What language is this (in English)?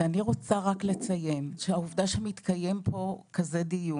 Hebrew